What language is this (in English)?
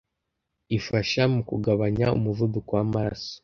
Kinyarwanda